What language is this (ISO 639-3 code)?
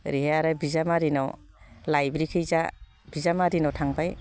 brx